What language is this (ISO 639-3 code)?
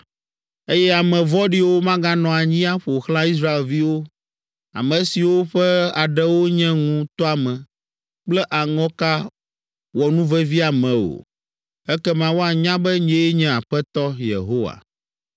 ewe